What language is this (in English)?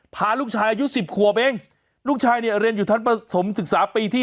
Thai